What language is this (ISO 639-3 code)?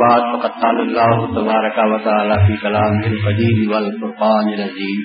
urd